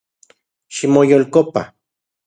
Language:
Central Puebla Nahuatl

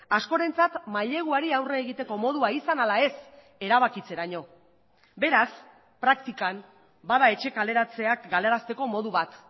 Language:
Basque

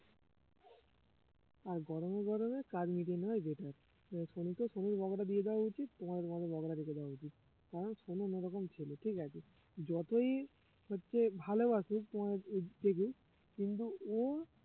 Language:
Bangla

